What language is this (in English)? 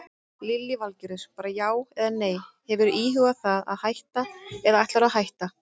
Icelandic